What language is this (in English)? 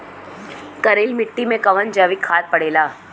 Bhojpuri